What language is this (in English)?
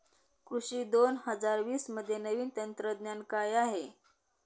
Marathi